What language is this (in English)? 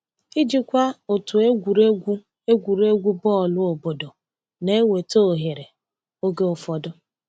Igbo